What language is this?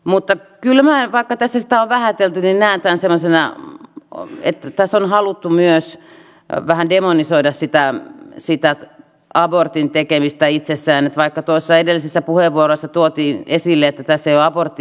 Finnish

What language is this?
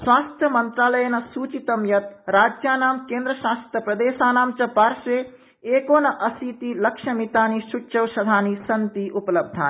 Sanskrit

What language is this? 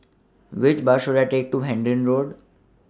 English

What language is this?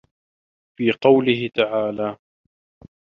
Arabic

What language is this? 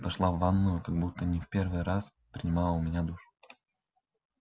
Russian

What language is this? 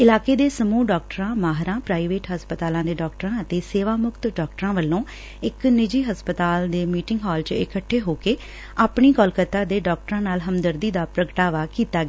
Punjabi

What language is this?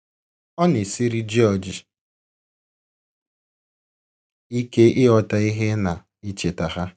Igbo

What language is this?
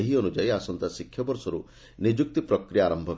Odia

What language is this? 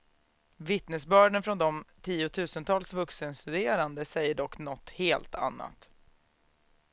Swedish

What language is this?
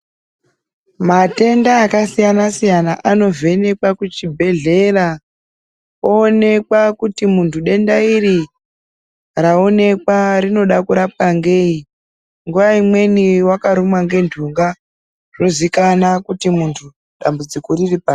Ndau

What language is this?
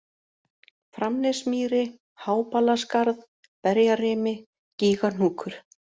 Icelandic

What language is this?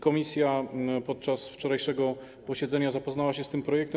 Polish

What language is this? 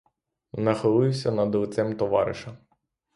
Ukrainian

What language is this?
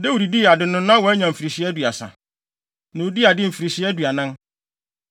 Akan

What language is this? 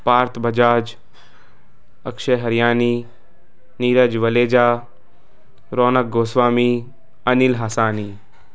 Sindhi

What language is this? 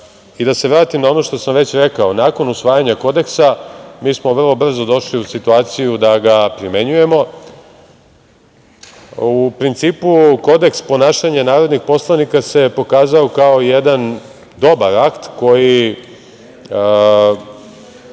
Serbian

